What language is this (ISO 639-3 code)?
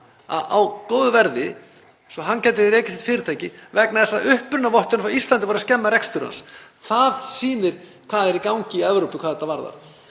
isl